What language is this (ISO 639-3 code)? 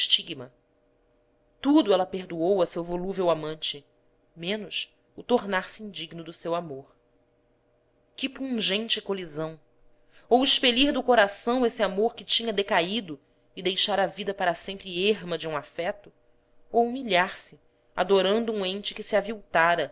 por